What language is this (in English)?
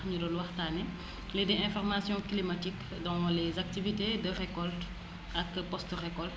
Wolof